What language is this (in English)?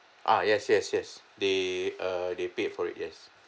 English